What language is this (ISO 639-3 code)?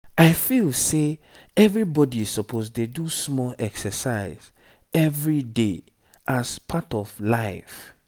pcm